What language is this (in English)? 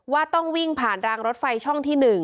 Thai